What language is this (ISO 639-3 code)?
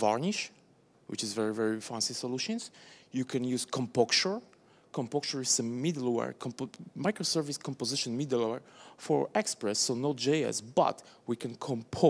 eng